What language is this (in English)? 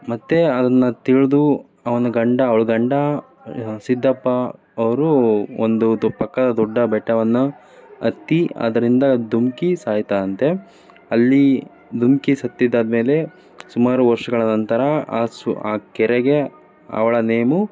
Kannada